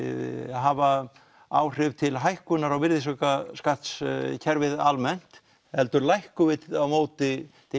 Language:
Icelandic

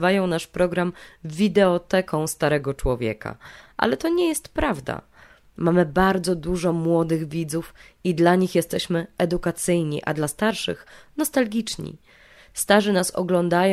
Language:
Polish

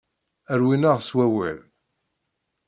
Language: Kabyle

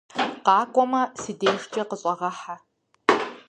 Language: Kabardian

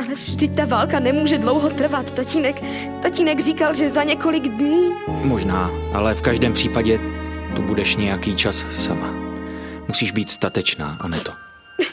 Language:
Czech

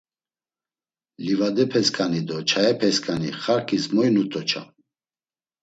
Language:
Laz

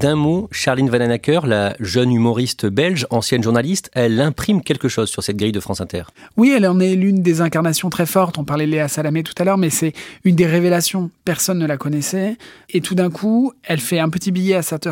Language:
French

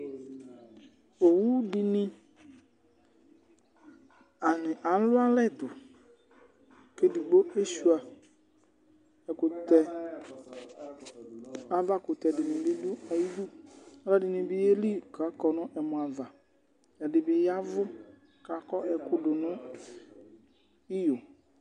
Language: Ikposo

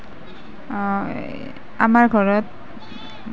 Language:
Assamese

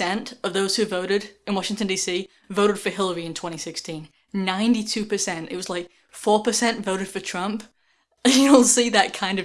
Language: English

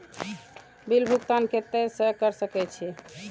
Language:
Maithili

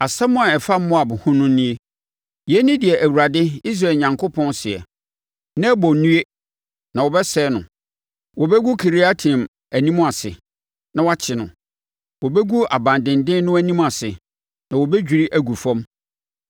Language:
Akan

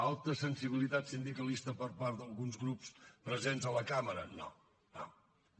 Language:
Catalan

